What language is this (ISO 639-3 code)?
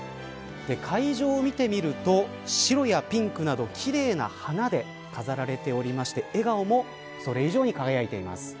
jpn